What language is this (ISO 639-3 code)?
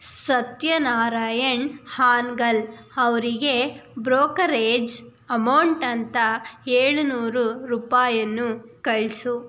kan